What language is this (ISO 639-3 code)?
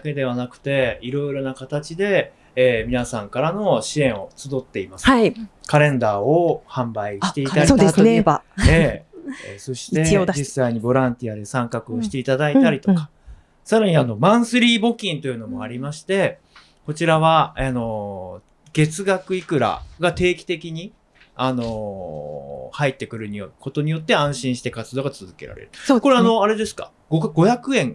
jpn